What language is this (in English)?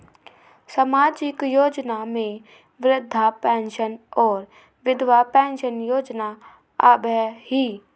Magahi